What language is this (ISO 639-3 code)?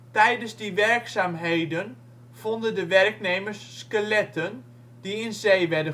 nld